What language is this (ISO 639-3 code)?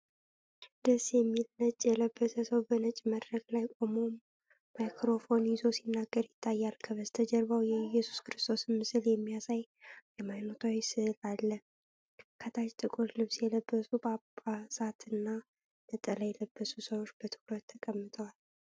amh